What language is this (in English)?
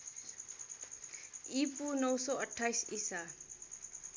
Nepali